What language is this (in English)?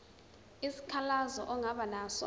Zulu